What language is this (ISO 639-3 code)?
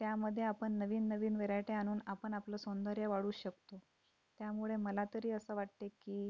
mar